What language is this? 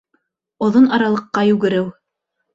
Bashkir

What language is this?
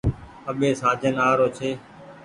Goaria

